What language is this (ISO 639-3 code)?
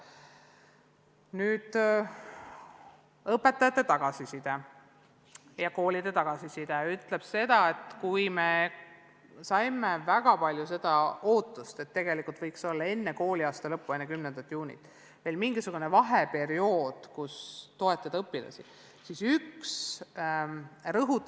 est